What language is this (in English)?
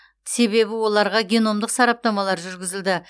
Kazakh